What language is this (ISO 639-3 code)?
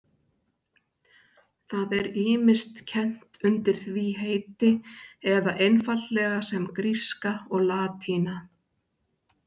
isl